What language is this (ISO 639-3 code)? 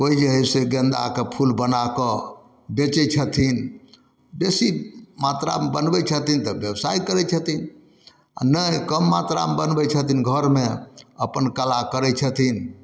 mai